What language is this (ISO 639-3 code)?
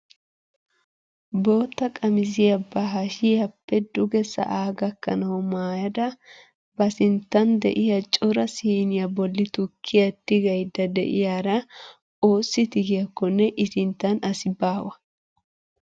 wal